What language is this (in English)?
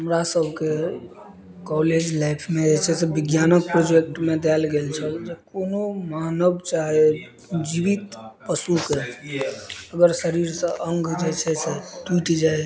Maithili